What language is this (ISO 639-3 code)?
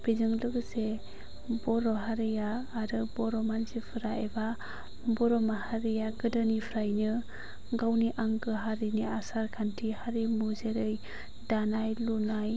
brx